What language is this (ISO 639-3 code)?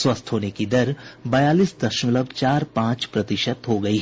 hin